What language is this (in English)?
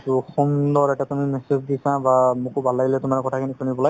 Assamese